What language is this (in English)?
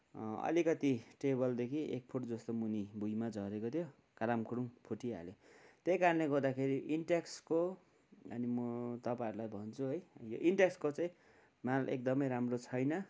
Nepali